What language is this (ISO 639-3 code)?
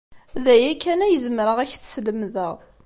kab